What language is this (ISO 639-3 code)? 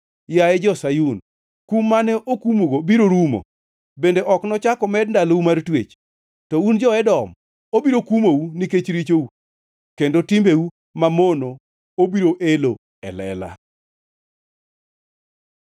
luo